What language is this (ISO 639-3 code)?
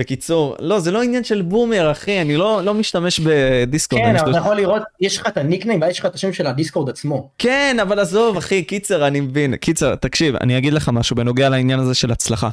heb